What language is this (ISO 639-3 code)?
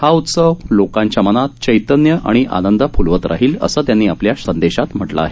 mar